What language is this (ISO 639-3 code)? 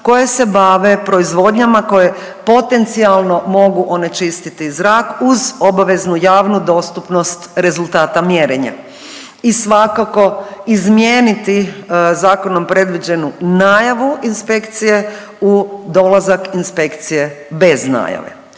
hrv